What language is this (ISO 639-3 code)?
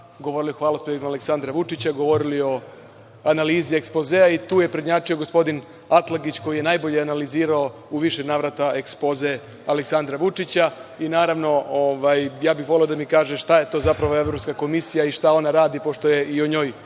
srp